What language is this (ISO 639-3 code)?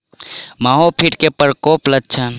mai